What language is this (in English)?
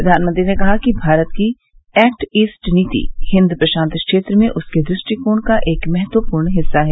Hindi